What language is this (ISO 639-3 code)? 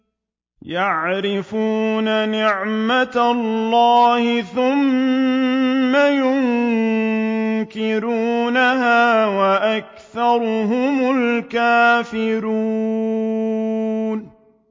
ara